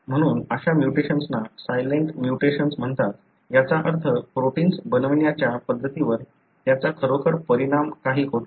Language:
Marathi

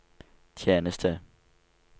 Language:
Norwegian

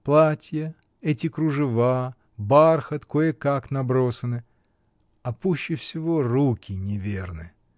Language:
Russian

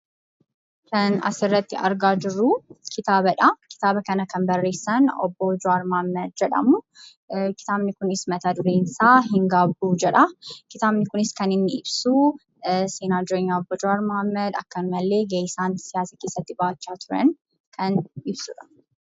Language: Oromo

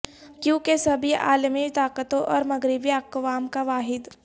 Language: Urdu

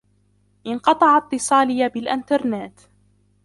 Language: Arabic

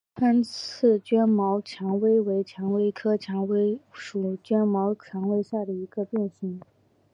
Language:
Chinese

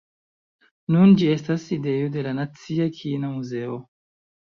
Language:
Esperanto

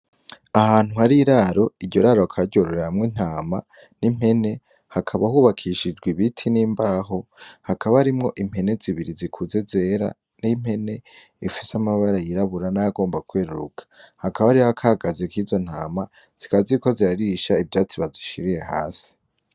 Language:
Rundi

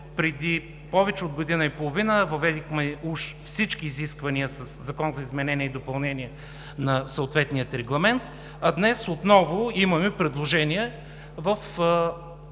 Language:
Bulgarian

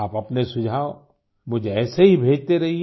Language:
Hindi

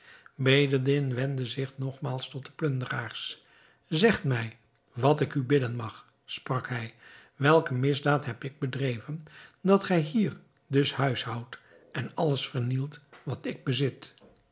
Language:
Dutch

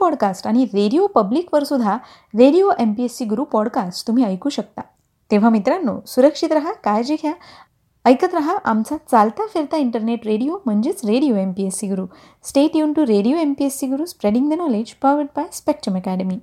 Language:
Marathi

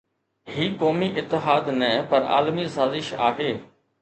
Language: Sindhi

